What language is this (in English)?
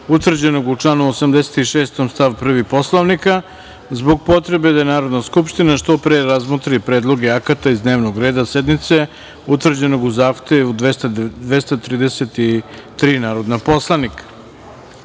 Serbian